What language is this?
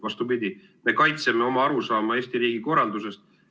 Estonian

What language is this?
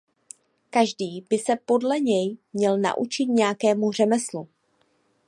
Czech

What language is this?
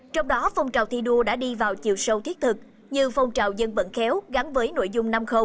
Vietnamese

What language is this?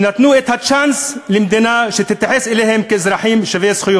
Hebrew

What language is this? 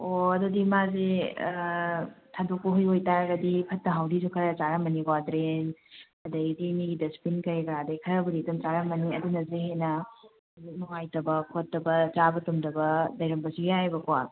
Manipuri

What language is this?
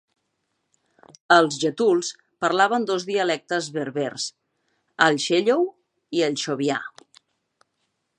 Catalan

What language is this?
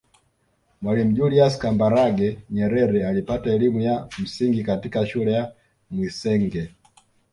Swahili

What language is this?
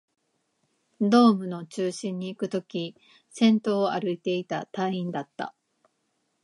Japanese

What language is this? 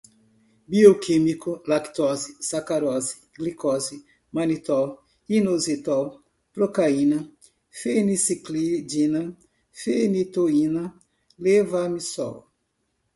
Portuguese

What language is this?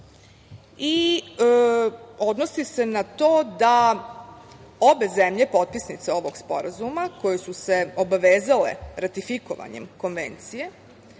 Serbian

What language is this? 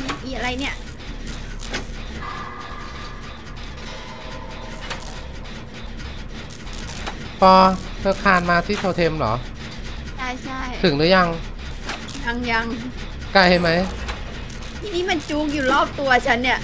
Thai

